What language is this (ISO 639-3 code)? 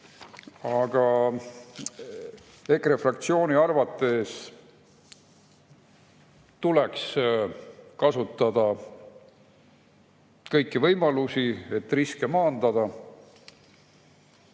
est